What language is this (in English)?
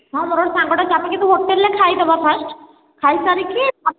Odia